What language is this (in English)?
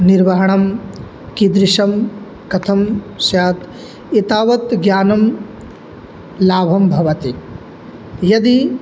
Sanskrit